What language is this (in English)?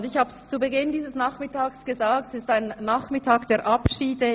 Swiss German